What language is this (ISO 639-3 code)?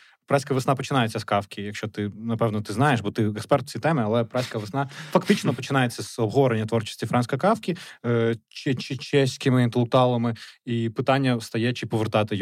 ukr